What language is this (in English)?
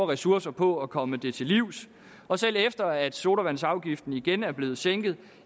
Danish